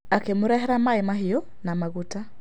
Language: Kikuyu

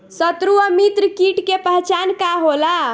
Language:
Bhojpuri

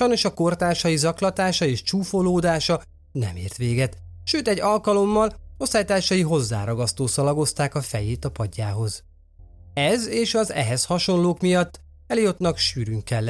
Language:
Hungarian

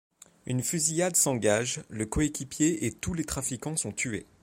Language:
French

